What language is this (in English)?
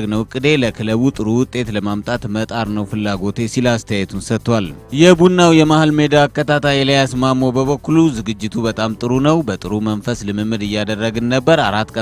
Indonesian